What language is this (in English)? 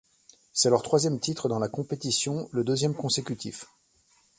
French